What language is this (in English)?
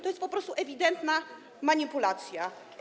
Polish